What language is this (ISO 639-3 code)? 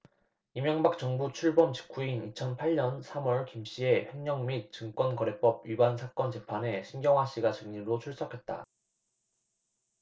kor